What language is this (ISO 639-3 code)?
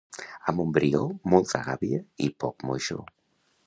cat